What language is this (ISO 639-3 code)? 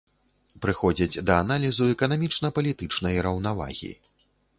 bel